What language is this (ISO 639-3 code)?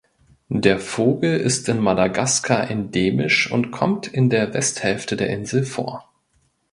deu